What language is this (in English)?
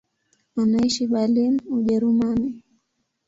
Swahili